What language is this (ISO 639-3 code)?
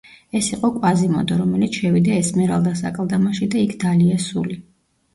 kat